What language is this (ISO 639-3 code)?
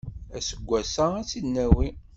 kab